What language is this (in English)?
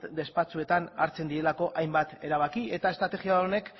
Basque